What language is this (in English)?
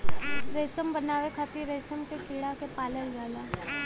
Bhojpuri